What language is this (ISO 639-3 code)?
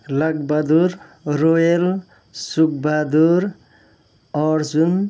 nep